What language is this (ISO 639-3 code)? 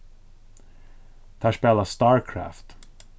fao